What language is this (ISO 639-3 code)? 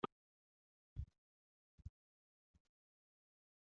kab